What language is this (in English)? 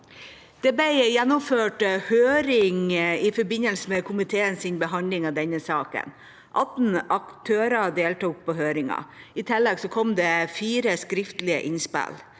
Norwegian